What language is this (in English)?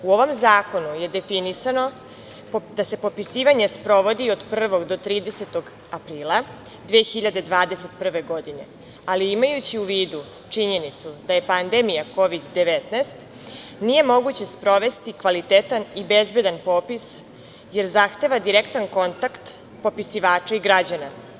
Serbian